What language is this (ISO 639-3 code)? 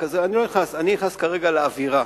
heb